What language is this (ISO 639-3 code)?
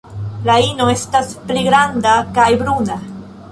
epo